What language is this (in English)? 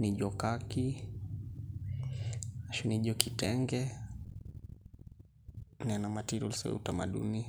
Masai